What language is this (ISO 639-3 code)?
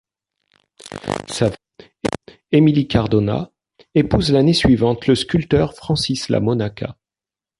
fra